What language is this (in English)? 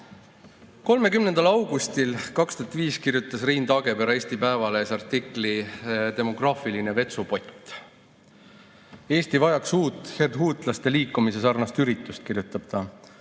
Estonian